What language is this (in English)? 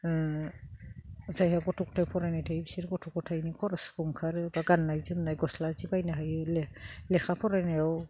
Bodo